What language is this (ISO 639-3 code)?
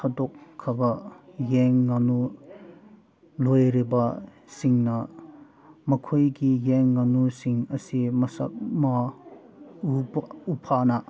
mni